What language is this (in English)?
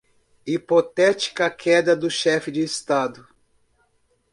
Portuguese